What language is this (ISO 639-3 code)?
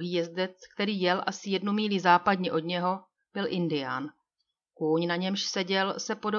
ces